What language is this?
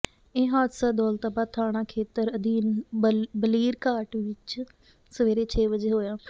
Punjabi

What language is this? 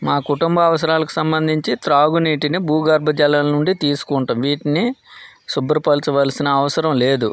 Telugu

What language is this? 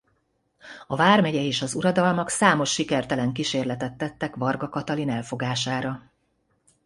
Hungarian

